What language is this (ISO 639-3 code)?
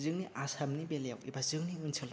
brx